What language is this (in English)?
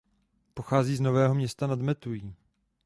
Czech